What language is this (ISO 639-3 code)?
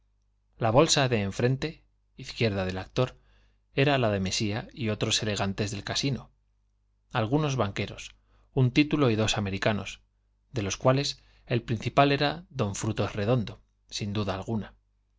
spa